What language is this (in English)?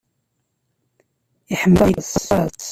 Kabyle